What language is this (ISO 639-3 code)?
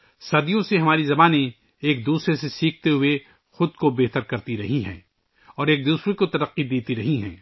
urd